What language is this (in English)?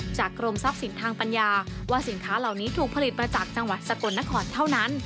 Thai